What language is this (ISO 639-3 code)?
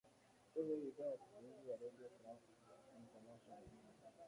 swa